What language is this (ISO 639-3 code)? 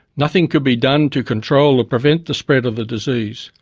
eng